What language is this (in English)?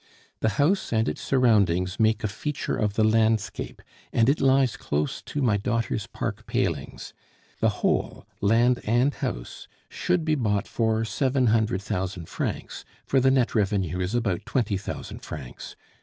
English